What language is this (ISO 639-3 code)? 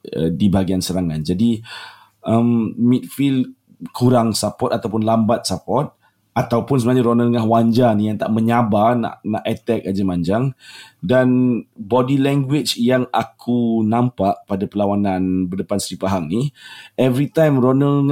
msa